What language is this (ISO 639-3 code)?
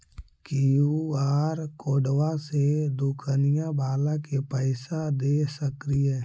mag